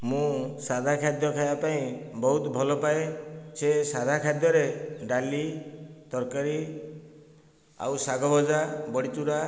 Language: Odia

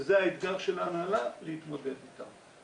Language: Hebrew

